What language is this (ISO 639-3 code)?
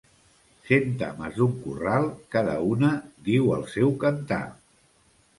cat